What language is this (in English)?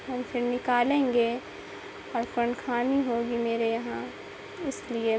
Urdu